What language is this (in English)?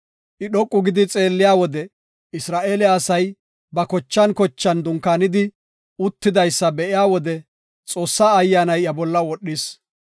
Gofa